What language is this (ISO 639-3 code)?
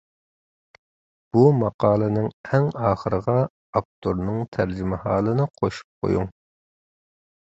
uig